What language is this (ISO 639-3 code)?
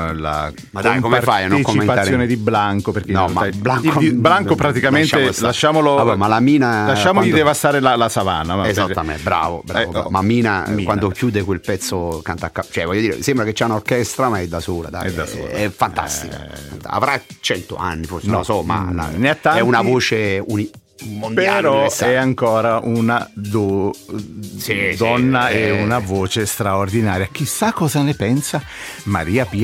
ita